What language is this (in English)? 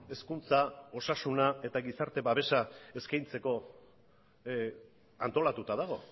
Basque